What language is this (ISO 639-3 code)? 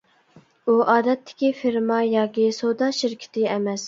uig